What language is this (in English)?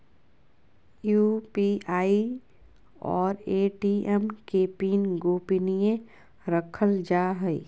Magahi